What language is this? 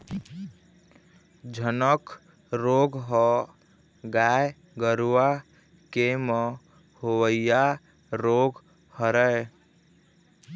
Chhattisgarhi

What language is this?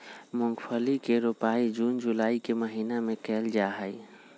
Magahi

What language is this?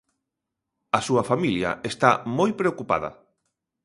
Galician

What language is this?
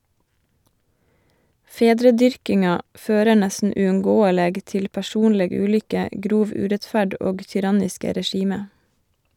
Norwegian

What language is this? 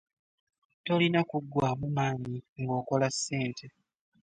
Ganda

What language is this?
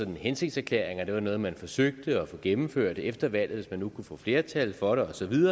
Danish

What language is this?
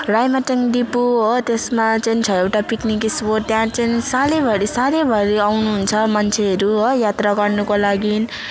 Nepali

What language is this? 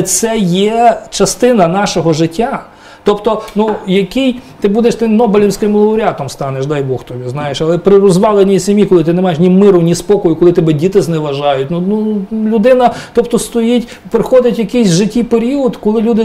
Ukrainian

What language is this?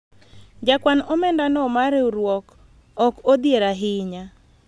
Luo (Kenya and Tanzania)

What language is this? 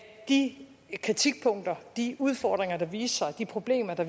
Danish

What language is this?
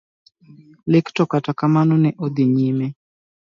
Luo (Kenya and Tanzania)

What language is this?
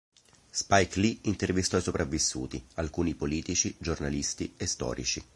Italian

